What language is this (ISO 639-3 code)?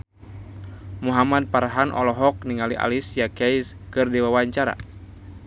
sun